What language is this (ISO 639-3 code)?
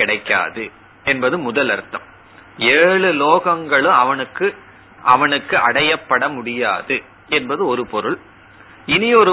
tam